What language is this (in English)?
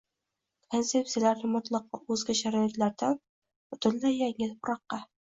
Uzbek